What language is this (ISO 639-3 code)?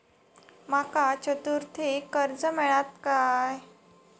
mar